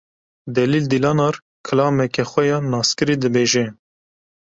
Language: Kurdish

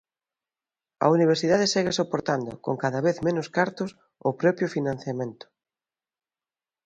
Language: Galician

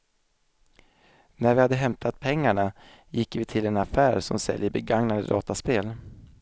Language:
Swedish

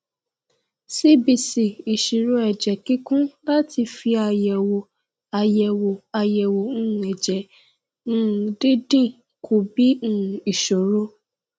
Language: Yoruba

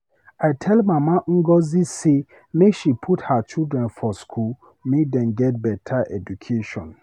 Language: Nigerian Pidgin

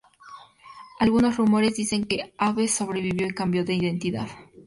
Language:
Spanish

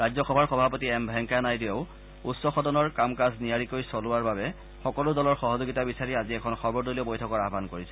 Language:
Assamese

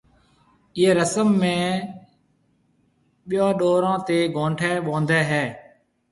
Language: Marwari (Pakistan)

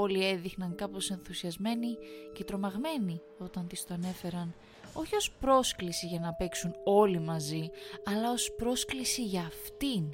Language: Greek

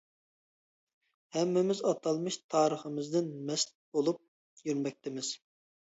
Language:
Uyghur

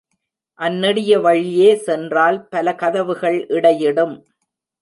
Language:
Tamil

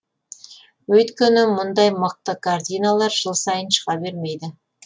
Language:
Kazakh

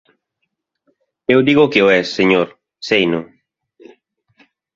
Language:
Galician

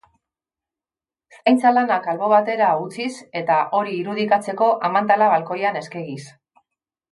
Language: Basque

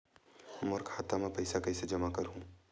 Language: Chhattisgarhi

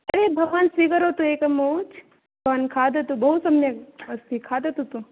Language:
Sanskrit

